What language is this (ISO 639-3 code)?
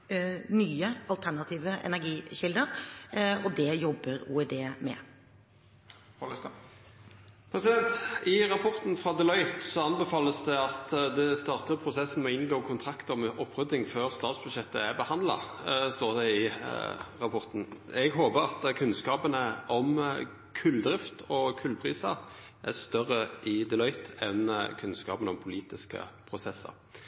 nor